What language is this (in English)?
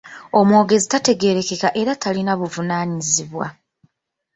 Ganda